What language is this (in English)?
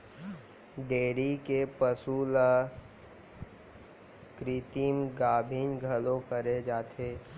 Chhattisgarhi